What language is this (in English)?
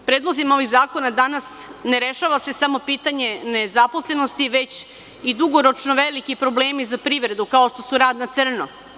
Serbian